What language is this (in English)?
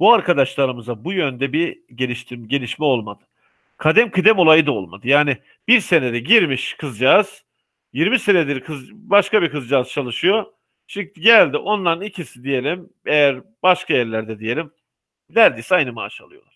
Turkish